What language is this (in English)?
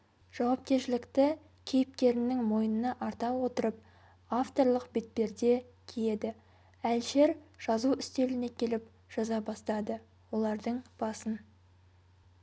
Kazakh